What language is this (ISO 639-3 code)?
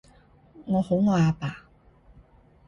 yue